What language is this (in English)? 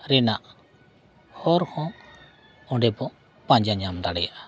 Santali